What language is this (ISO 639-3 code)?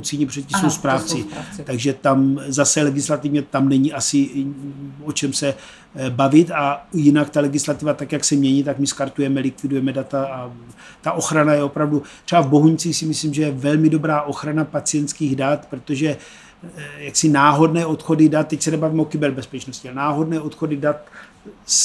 ces